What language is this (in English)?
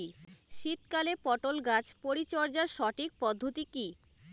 Bangla